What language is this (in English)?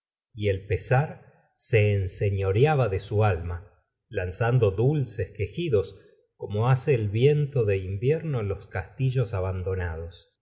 Spanish